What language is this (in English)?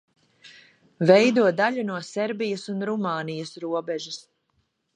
Latvian